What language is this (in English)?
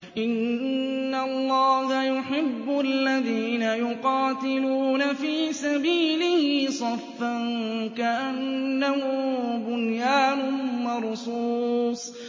Arabic